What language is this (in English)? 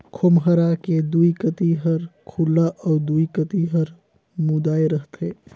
Chhattisgarhi